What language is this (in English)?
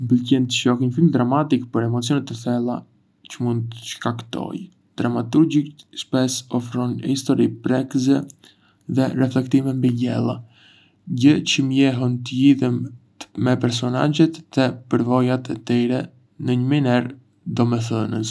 Arbëreshë Albanian